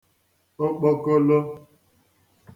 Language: Igbo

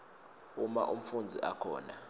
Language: Swati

